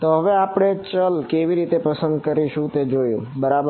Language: Gujarati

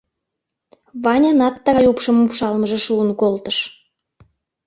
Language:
Mari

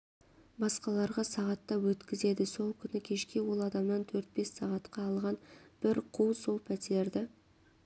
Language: Kazakh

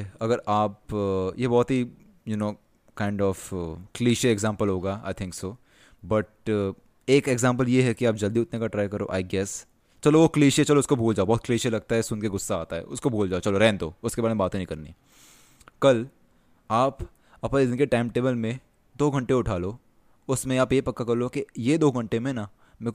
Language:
Hindi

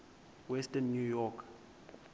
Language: Xhosa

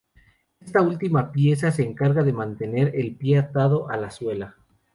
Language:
Spanish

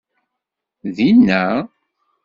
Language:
Kabyle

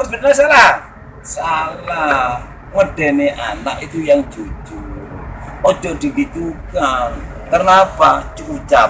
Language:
Indonesian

